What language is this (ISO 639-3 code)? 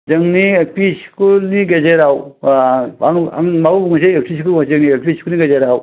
brx